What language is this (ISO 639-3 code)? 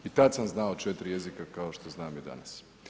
hrv